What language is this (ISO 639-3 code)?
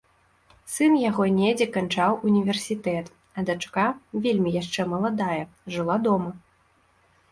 bel